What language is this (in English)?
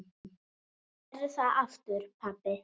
Icelandic